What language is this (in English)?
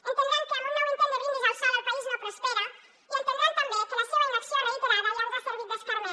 Catalan